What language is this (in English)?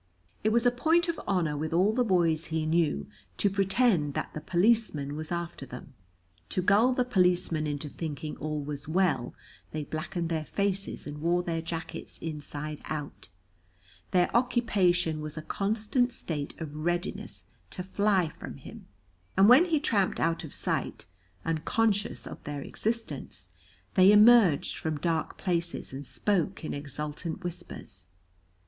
English